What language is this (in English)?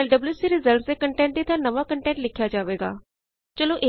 Punjabi